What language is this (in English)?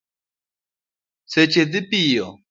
Luo (Kenya and Tanzania)